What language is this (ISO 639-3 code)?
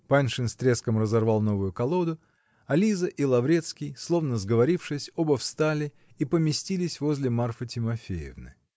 rus